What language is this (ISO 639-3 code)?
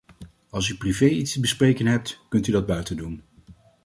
nld